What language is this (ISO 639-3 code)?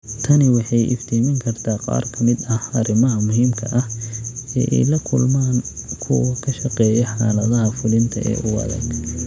som